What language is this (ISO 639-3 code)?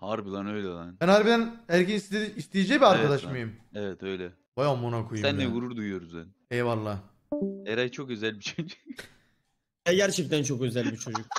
tur